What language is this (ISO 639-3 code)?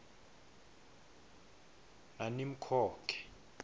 ssw